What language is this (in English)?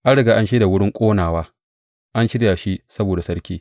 Hausa